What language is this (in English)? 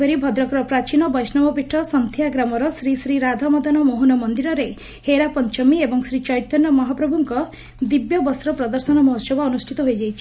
Odia